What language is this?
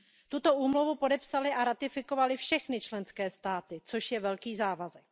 Czech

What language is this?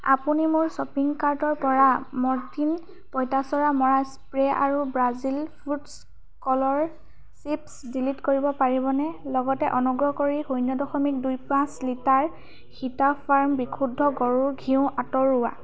Assamese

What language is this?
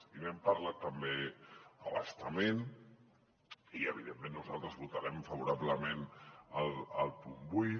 Catalan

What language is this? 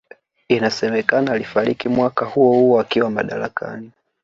Swahili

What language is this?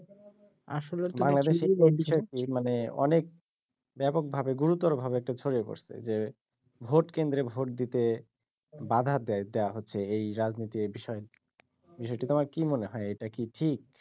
Bangla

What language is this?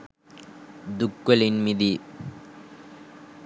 Sinhala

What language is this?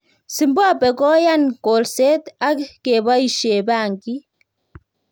Kalenjin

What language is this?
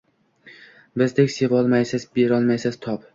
Uzbek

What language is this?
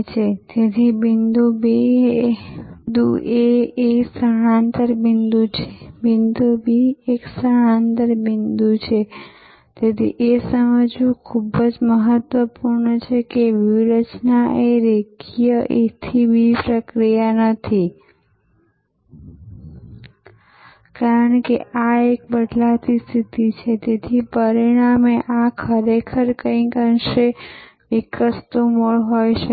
Gujarati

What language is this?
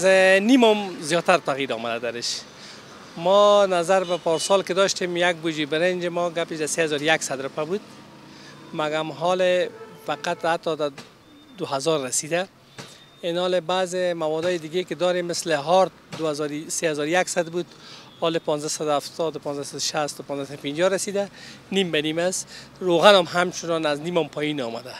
Persian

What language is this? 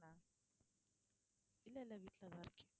Tamil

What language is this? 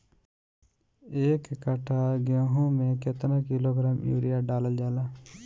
Bhojpuri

